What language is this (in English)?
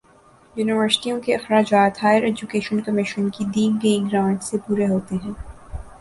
Urdu